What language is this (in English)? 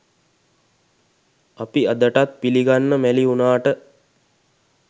Sinhala